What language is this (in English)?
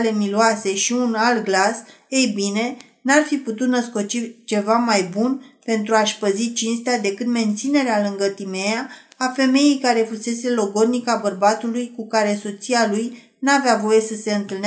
Romanian